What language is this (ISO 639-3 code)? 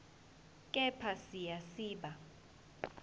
zul